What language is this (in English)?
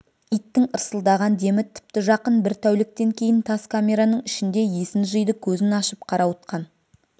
Kazakh